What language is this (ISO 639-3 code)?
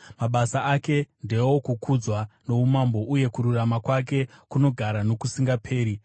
sna